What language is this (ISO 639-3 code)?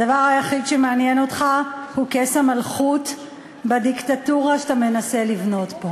heb